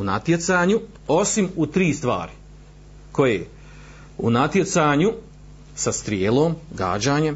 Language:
Croatian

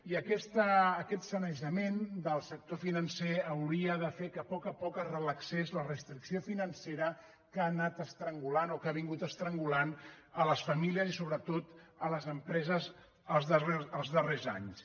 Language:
Catalan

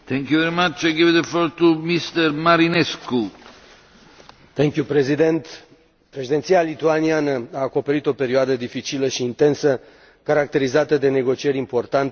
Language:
Romanian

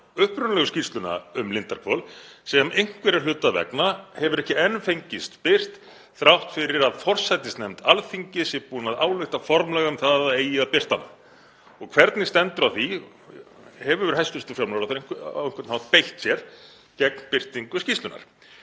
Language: Icelandic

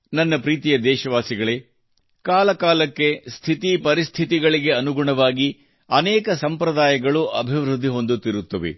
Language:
Kannada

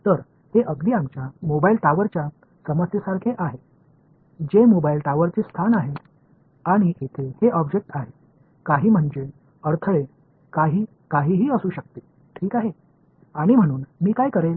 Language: Tamil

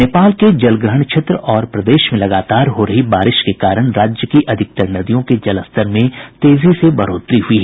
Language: Hindi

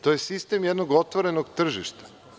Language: Serbian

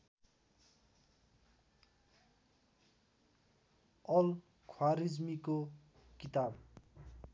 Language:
Nepali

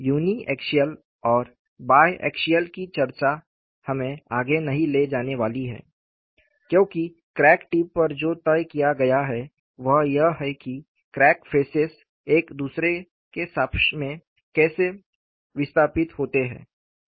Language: Hindi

